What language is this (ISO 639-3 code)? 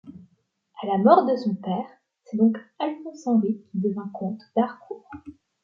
fra